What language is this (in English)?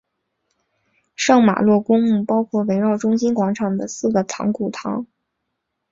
Chinese